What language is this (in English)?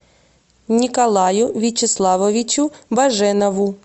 Russian